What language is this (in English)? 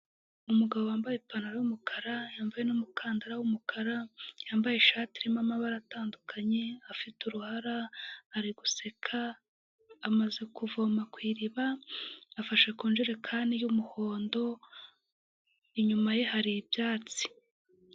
Kinyarwanda